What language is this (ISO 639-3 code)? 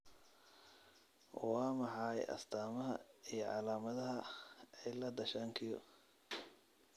som